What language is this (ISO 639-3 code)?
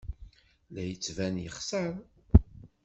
kab